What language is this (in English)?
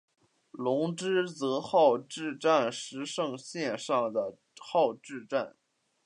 Chinese